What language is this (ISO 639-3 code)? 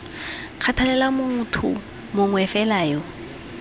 tsn